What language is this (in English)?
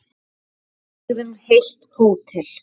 Icelandic